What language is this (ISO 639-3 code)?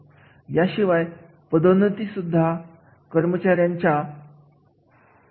mar